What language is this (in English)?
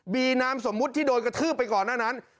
Thai